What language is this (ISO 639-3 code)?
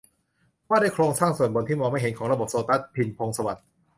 tha